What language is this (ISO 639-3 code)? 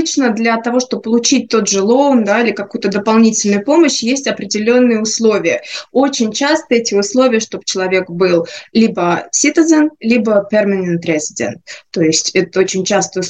rus